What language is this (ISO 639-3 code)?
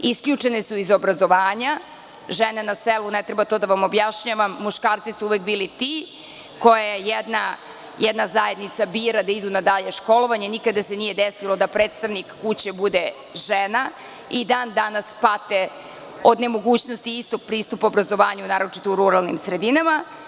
srp